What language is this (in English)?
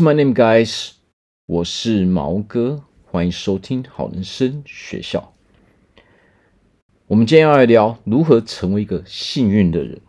Chinese